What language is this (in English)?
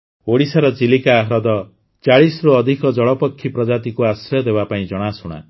Odia